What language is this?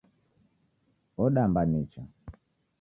Taita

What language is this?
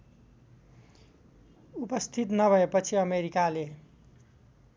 Nepali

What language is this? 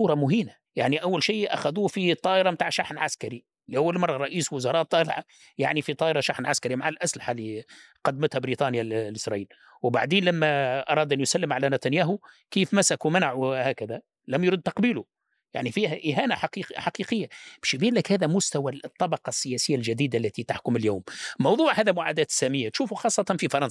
Arabic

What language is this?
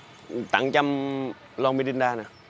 Vietnamese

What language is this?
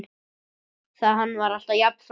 Icelandic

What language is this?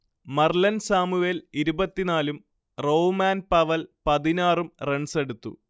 Malayalam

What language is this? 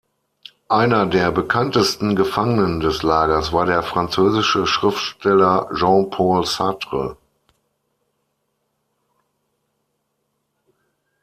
German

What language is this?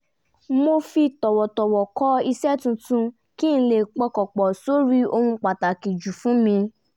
Yoruba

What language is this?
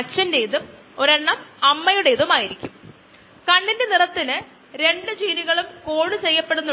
Malayalam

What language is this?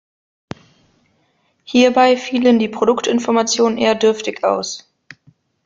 German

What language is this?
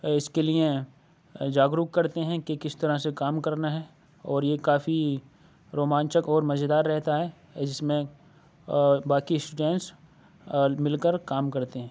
Urdu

